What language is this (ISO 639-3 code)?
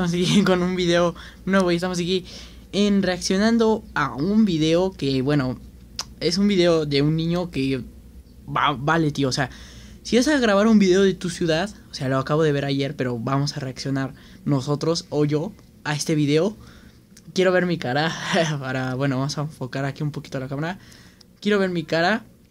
spa